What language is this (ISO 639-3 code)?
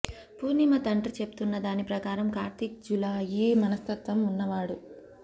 tel